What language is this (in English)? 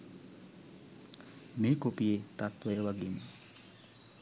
Sinhala